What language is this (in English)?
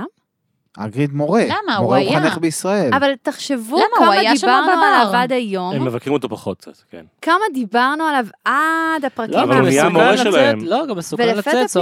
Hebrew